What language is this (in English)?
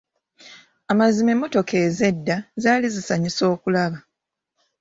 Ganda